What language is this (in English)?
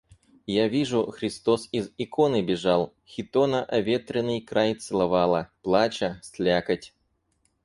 Russian